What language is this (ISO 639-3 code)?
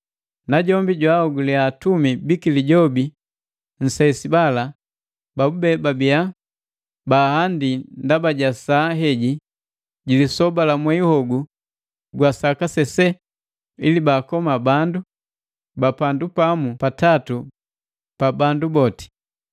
mgv